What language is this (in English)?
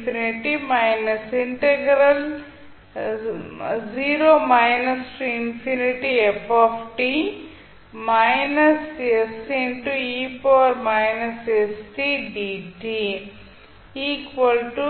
Tamil